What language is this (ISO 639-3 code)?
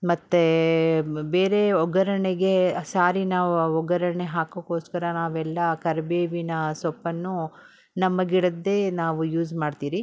kan